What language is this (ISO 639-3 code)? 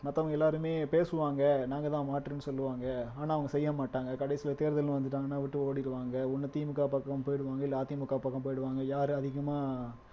tam